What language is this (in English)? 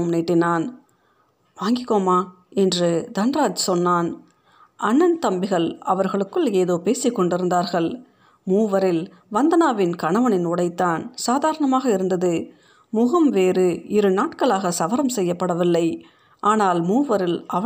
Tamil